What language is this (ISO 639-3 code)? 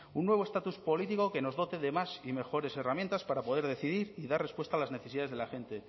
spa